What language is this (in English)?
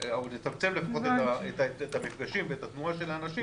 Hebrew